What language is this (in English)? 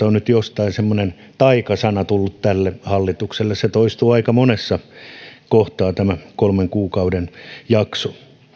Finnish